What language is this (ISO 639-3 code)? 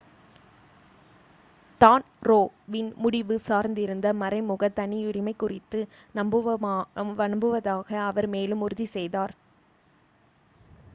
tam